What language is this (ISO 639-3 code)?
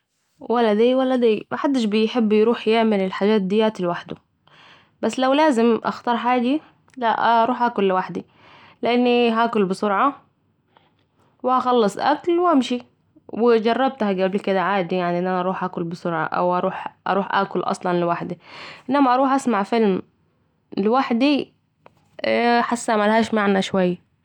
aec